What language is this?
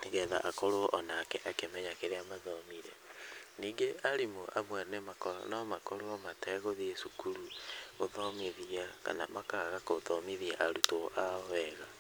Kikuyu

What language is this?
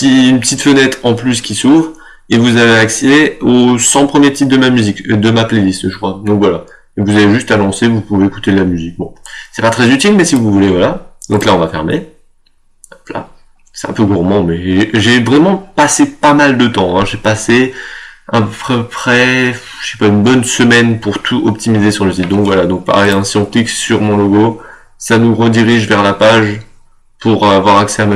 French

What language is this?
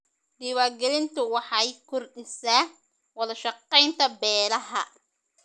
Somali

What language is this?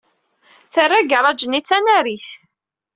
Kabyle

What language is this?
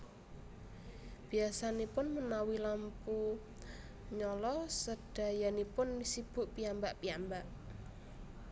Javanese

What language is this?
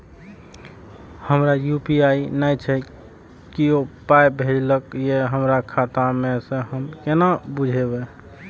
Maithili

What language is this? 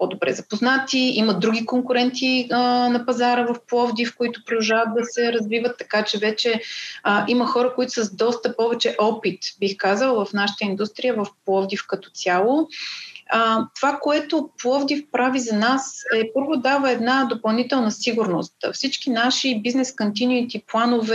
Bulgarian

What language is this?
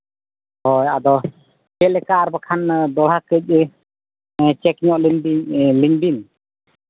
Santali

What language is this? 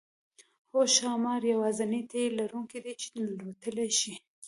Pashto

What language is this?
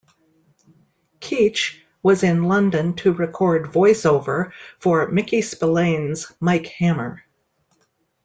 English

